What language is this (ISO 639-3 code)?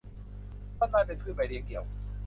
tha